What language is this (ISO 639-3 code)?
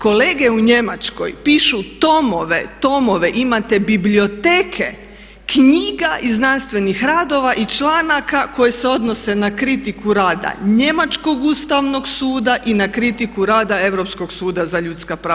hrv